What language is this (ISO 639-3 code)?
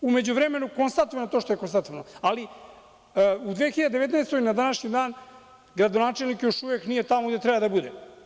srp